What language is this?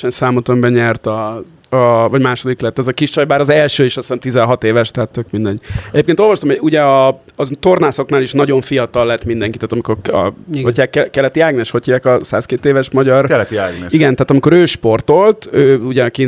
Hungarian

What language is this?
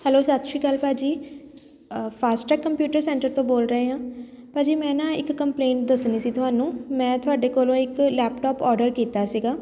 Punjabi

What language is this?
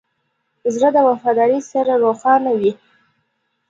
Pashto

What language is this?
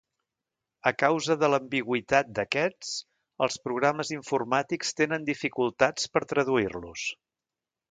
Catalan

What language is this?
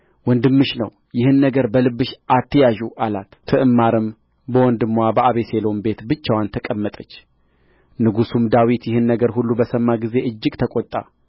Amharic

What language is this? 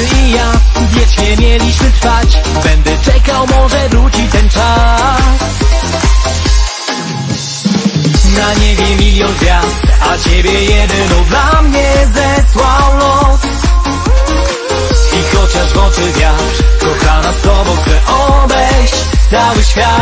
Polish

